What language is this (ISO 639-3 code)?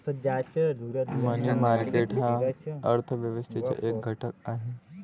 mar